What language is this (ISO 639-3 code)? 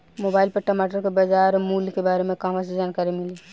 bho